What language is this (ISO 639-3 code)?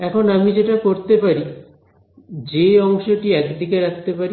ben